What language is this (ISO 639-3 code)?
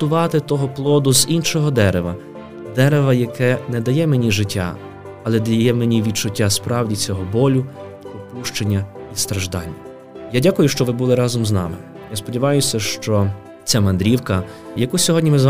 ukr